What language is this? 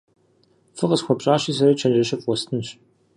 Kabardian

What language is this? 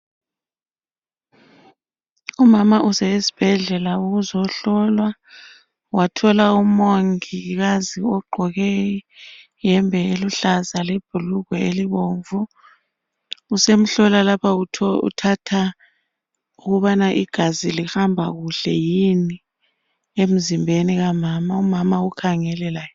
North Ndebele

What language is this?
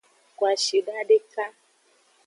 Aja (Benin)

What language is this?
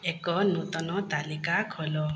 Odia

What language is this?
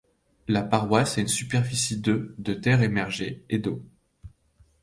French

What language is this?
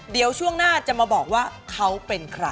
Thai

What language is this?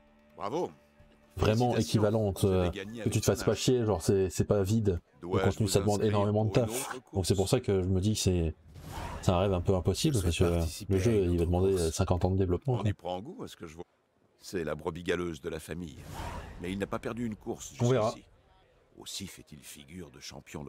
French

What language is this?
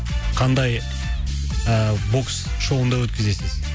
Kazakh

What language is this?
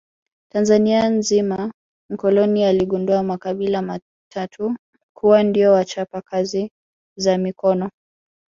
Swahili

